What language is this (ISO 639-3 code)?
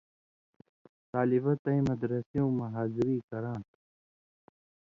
mvy